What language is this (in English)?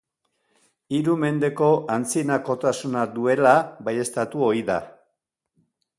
Basque